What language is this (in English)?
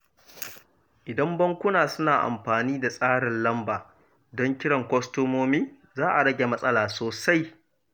Hausa